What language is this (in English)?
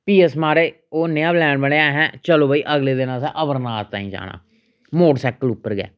Dogri